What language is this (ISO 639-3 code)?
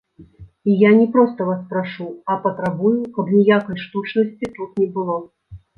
bel